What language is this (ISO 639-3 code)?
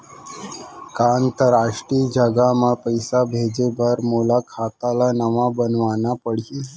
hne